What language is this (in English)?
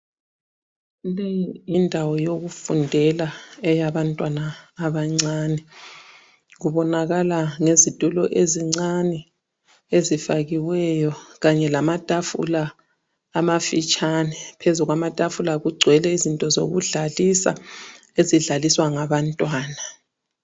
North Ndebele